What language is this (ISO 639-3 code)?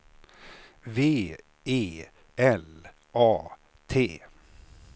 swe